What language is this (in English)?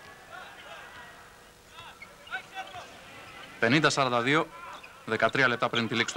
Greek